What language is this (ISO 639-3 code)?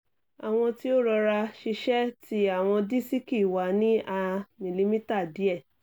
yor